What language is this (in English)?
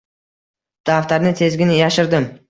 Uzbek